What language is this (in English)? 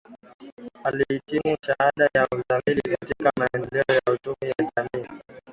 Swahili